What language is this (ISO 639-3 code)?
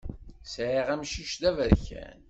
kab